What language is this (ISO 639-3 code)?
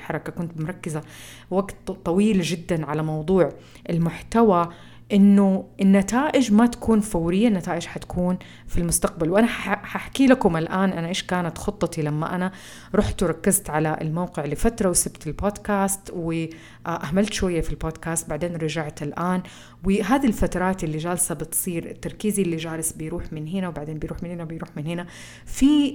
ara